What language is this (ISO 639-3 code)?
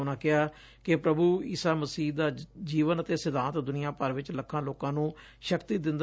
pan